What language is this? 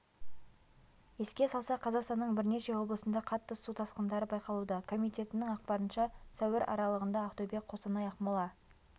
Kazakh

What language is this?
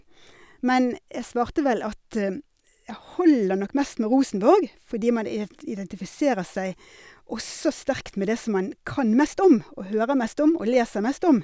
Norwegian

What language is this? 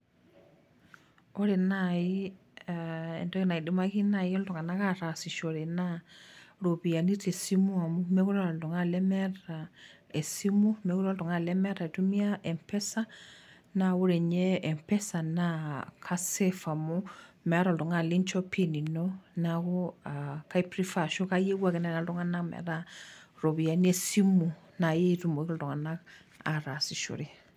Masai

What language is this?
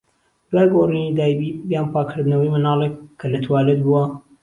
Central Kurdish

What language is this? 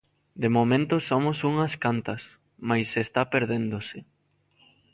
Galician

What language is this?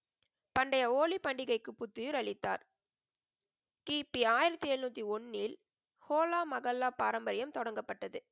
Tamil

